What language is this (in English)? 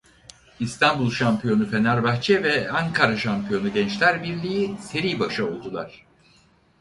Turkish